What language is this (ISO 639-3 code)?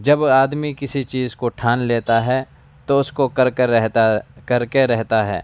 urd